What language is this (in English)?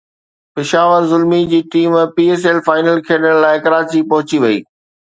Sindhi